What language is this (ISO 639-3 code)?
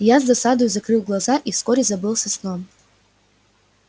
rus